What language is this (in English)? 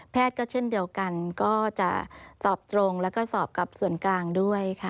Thai